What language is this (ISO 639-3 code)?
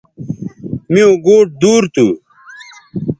btv